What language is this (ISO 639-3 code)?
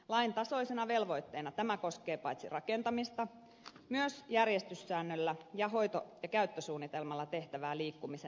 fin